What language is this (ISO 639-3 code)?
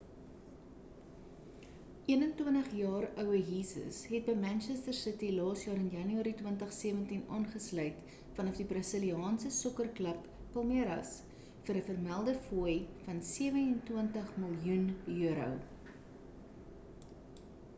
afr